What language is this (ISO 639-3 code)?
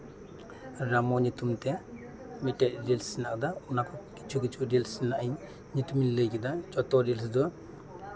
sat